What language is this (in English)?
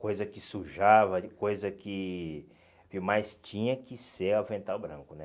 Portuguese